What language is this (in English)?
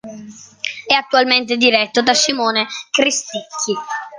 Italian